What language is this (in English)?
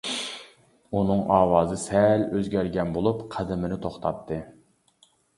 Uyghur